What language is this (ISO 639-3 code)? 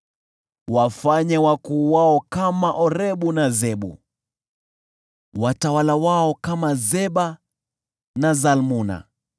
swa